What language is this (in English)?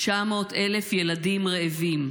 Hebrew